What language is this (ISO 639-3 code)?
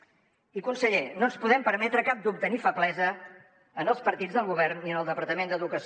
cat